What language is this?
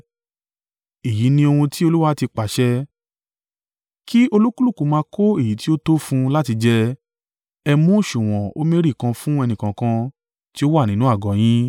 Yoruba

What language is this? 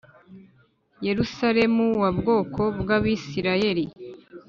Kinyarwanda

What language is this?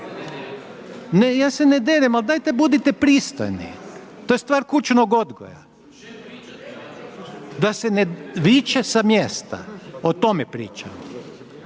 Croatian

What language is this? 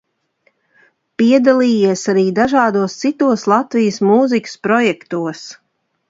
Latvian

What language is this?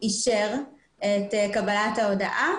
Hebrew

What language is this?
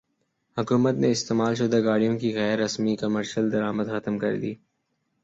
Urdu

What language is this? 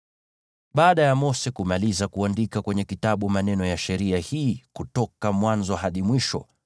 Swahili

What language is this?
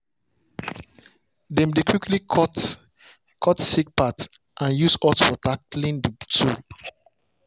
Nigerian Pidgin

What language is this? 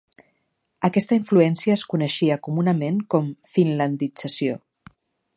Catalan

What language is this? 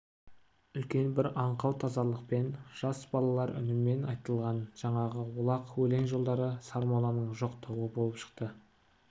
Kazakh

